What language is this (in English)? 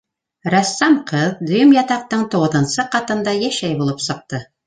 Bashkir